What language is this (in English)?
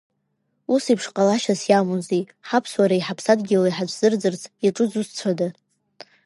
Abkhazian